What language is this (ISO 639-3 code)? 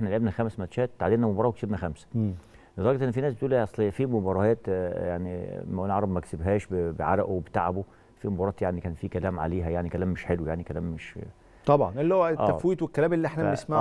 ara